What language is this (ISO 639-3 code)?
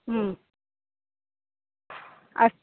san